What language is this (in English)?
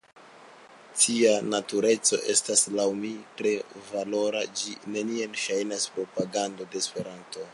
Esperanto